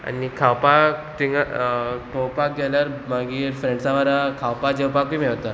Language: Konkani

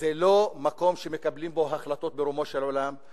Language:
Hebrew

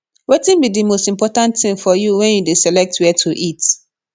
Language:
Nigerian Pidgin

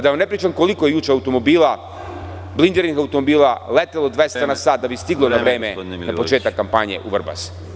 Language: Serbian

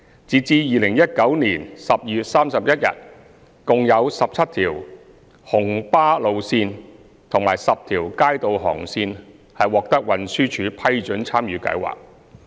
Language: Cantonese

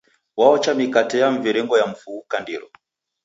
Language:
Taita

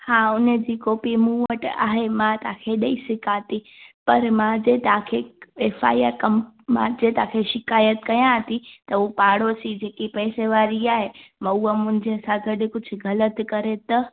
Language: Sindhi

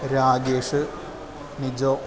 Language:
Sanskrit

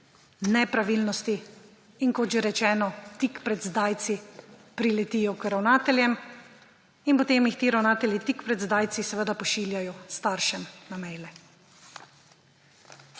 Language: Slovenian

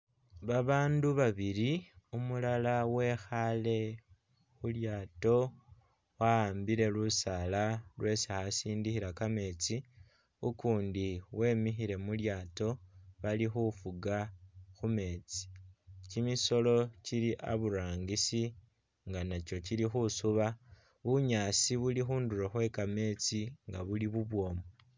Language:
Masaaba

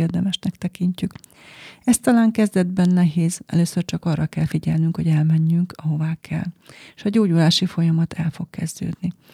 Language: Hungarian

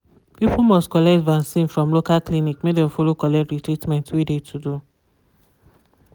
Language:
Nigerian Pidgin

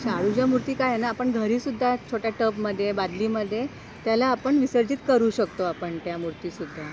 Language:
Marathi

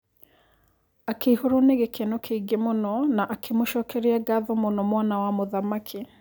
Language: Kikuyu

